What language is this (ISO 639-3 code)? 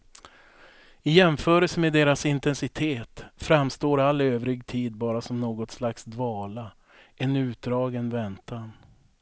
swe